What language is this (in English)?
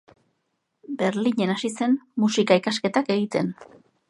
Basque